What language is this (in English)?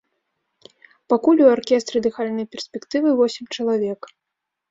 Belarusian